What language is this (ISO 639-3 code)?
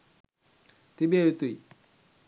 sin